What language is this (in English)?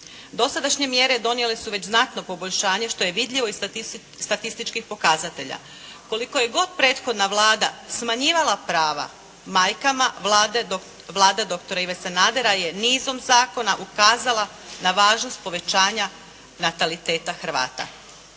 Croatian